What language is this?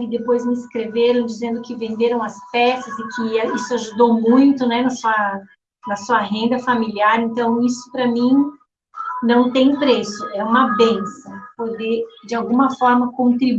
Portuguese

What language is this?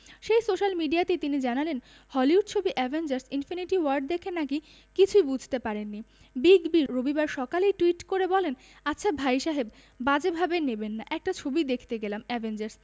Bangla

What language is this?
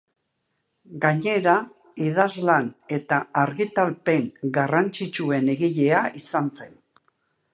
Basque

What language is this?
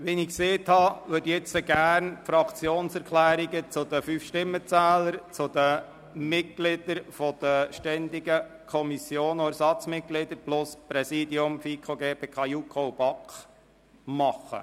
Swiss German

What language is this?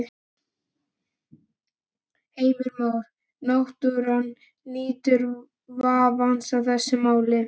Icelandic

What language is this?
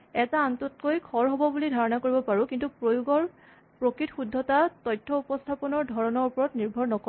Assamese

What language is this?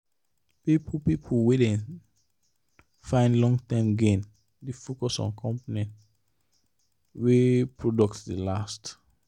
Nigerian Pidgin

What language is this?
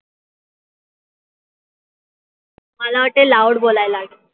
Marathi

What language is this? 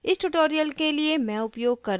Hindi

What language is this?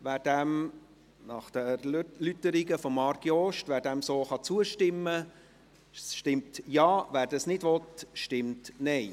Swiss German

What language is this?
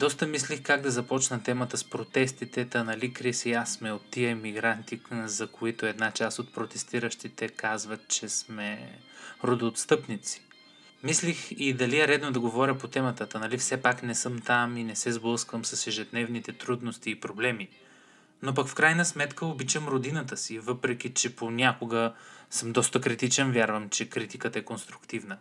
Bulgarian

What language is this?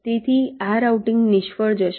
Gujarati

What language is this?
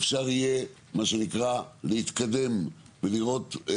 Hebrew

